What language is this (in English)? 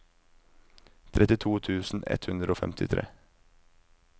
Norwegian